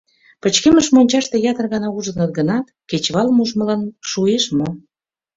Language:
Mari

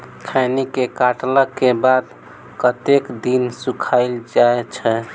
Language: Maithili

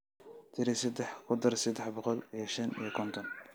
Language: Somali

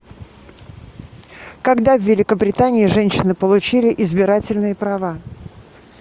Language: Russian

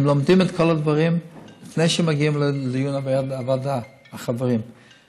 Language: Hebrew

